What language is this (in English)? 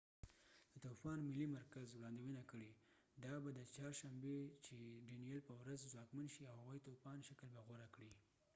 Pashto